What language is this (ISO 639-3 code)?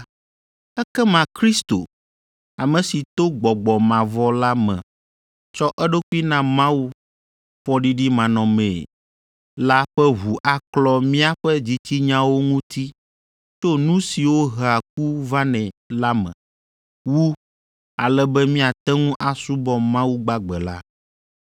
ewe